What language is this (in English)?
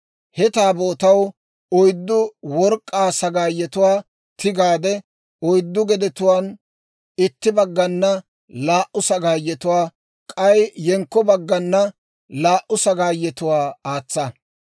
Dawro